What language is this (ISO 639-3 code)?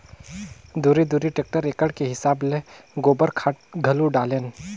hne